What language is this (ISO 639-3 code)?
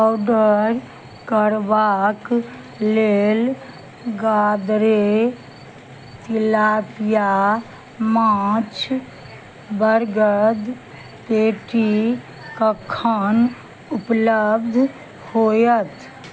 mai